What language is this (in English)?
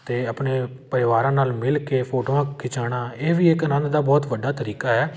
Punjabi